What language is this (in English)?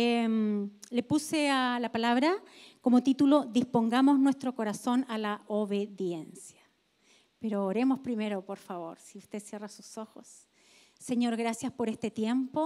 Spanish